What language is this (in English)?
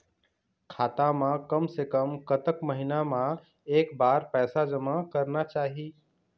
Chhattisgarhi